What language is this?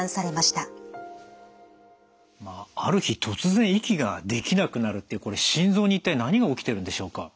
Japanese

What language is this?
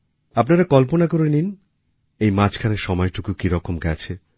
Bangla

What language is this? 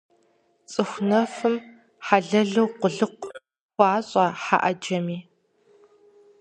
Kabardian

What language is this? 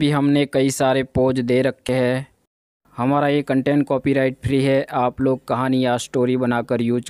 Hindi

